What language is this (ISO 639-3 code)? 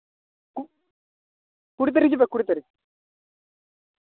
sat